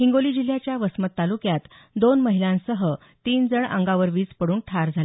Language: Marathi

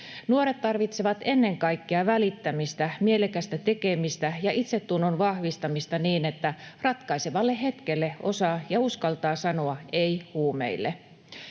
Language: Finnish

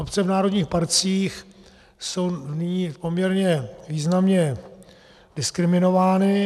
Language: Czech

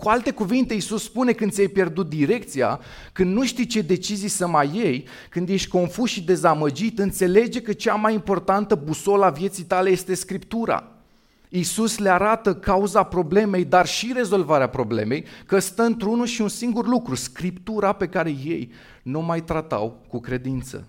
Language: Romanian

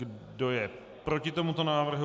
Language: Czech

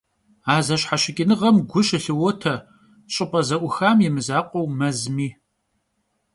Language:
Kabardian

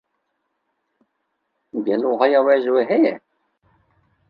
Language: Kurdish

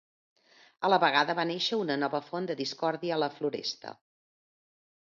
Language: Catalan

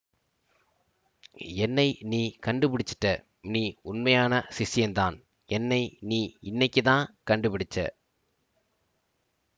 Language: Tamil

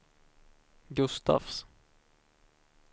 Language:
Swedish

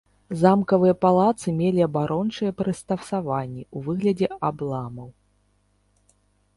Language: Belarusian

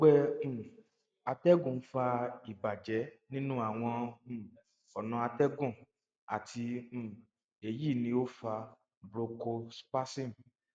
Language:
Yoruba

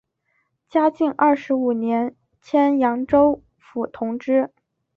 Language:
Chinese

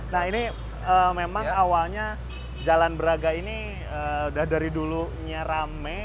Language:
Indonesian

